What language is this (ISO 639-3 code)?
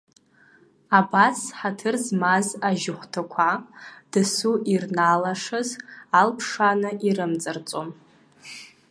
abk